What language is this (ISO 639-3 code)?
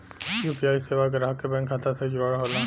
bho